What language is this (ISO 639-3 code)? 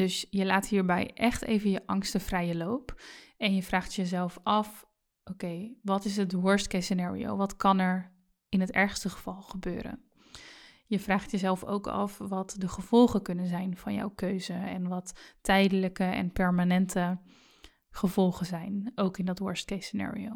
nld